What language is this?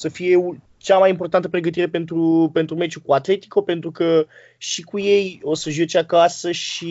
Romanian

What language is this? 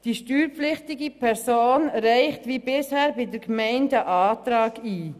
Swiss German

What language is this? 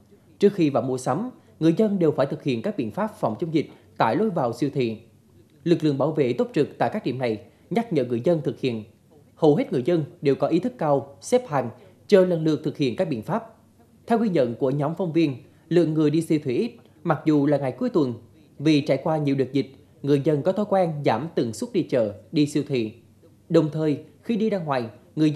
Vietnamese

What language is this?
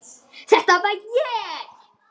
Icelandic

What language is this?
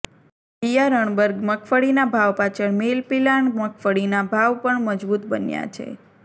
Gujarati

